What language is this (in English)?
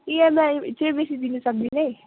Nepali